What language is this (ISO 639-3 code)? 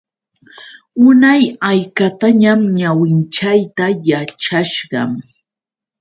qux